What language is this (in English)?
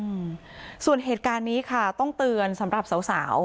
Thai